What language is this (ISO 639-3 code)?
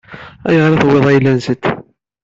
kab